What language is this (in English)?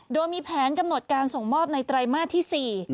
Thai